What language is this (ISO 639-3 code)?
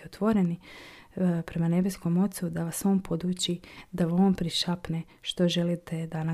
hrv